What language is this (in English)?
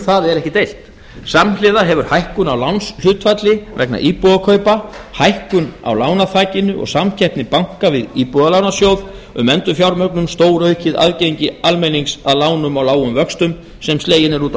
Icelandic